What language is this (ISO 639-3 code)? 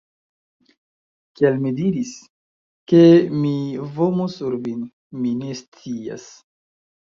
epo